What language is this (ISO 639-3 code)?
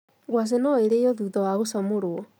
kik